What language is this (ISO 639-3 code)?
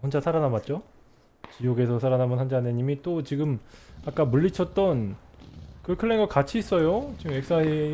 kor